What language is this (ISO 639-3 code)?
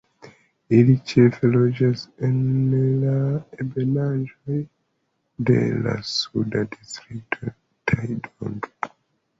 epo